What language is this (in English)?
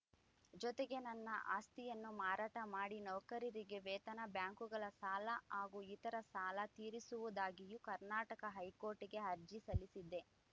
Kannada